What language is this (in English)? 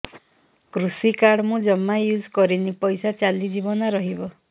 Odia